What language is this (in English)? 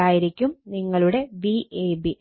Malayalam